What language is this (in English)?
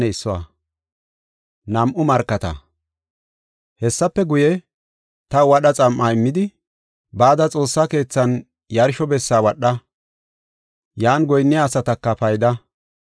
Gofa